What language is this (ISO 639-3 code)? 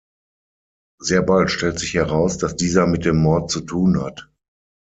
deu